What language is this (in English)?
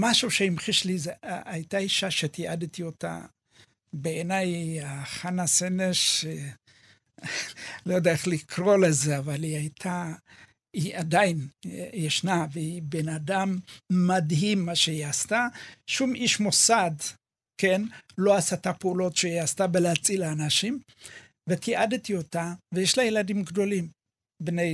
Hebrew